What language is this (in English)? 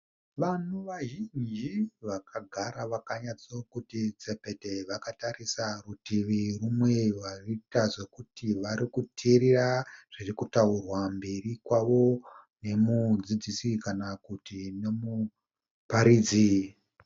Shona